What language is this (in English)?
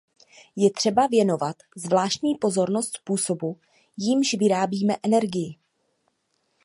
Czech